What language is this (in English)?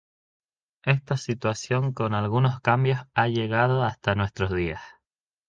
Spanish